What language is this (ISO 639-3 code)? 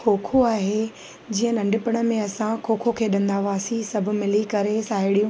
snd